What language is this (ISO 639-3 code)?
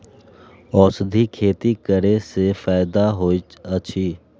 mai